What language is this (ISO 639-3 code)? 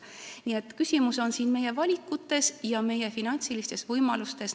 est